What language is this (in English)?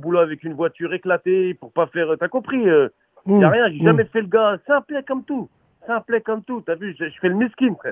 French